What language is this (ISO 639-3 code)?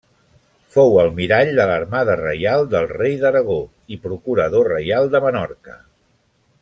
cat